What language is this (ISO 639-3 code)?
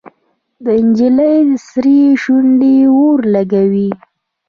pus